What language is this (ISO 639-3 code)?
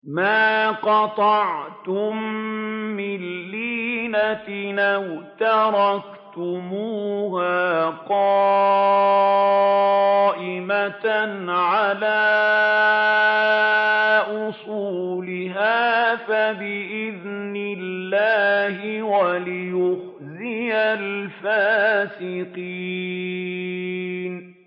ara